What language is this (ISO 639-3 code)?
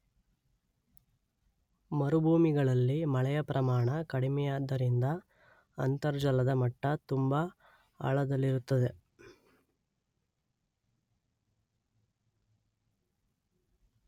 kan